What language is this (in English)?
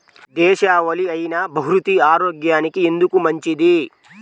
Telugu